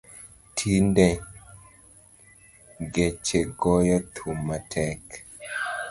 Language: Luo (Kenya and Tanzania)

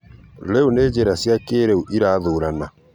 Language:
Kikuyu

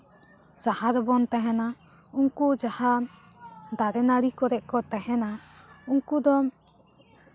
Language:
Santali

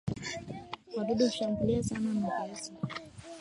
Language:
Swahili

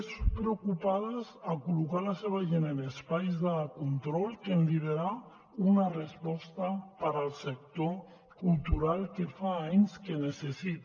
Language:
Catalan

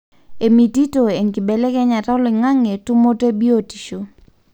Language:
Masai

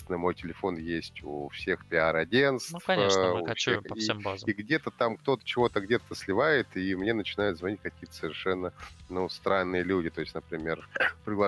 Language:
Russian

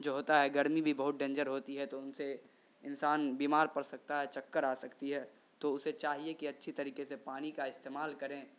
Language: Urdu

